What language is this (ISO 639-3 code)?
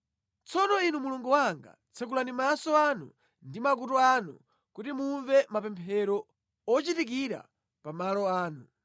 nya